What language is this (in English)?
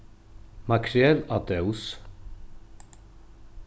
Faroese